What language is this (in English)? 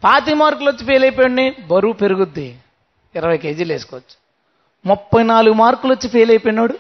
Telugu